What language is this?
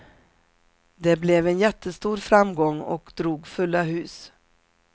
Swedish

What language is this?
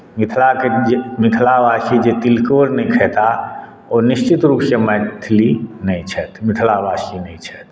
Maithili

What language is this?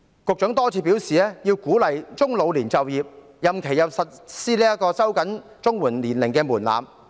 Cantonese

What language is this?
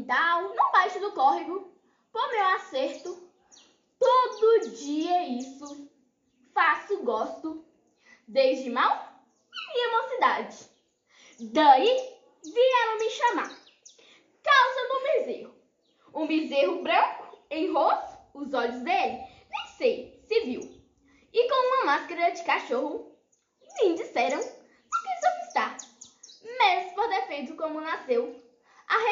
Portuguese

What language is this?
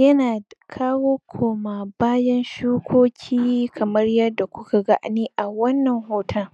Hausa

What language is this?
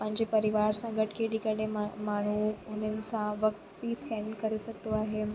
Sindhi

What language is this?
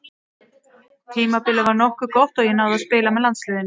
Icelandic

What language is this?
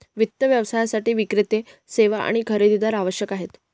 Marathi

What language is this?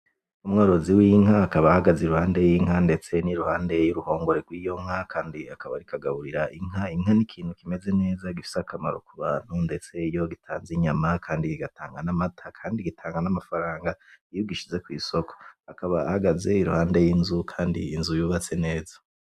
Rundi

